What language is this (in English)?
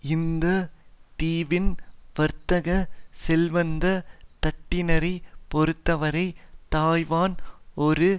Tamil